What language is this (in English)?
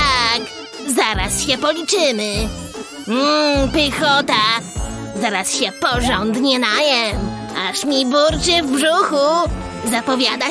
Polish